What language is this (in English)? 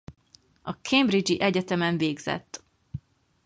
Hungarian